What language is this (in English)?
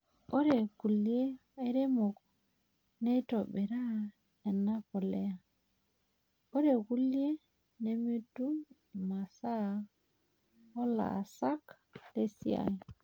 Masai